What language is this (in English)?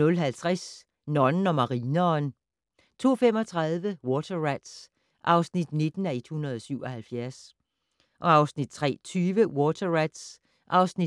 Danish